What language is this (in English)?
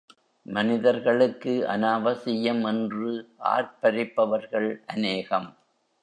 Tamil